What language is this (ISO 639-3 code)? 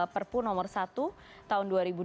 ind